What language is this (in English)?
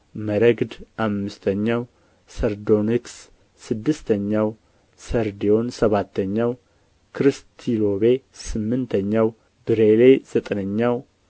Amharic